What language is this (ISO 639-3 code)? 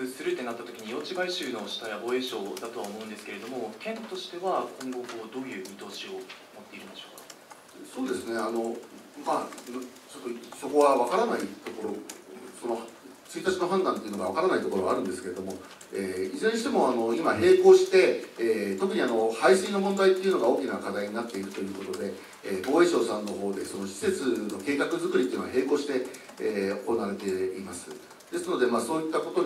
jpn